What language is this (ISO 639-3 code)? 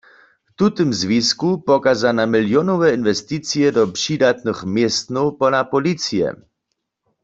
hsb